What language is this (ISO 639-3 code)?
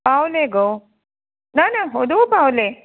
kok